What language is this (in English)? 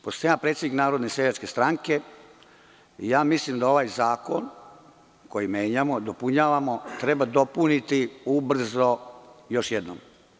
Serbian